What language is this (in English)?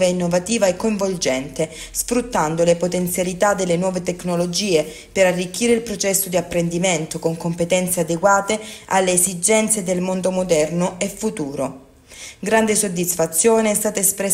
Italian